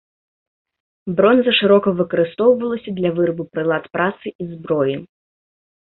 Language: Belarusian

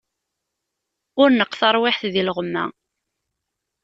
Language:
Kabyle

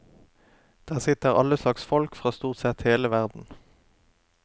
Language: Norwegian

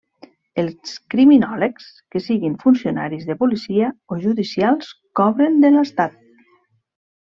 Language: Catalan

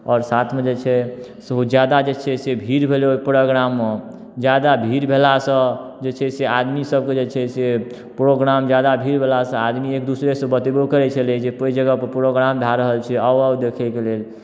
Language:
Maithili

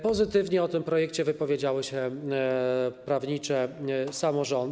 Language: Polish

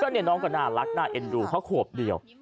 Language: Thai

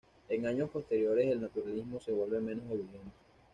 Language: Spanish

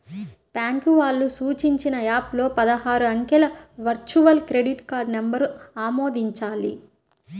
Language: Telugu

